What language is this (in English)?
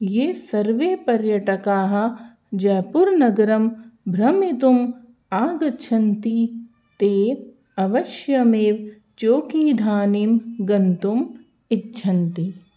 Sanskrit